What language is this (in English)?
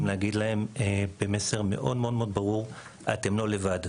Hebrew